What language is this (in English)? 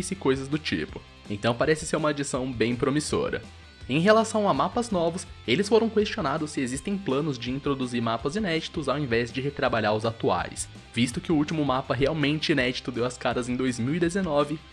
Portuguese